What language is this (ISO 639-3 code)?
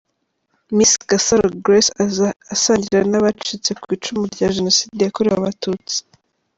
kin